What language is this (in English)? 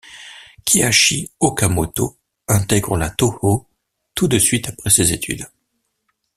French